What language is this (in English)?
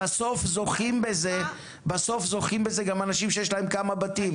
Hebrew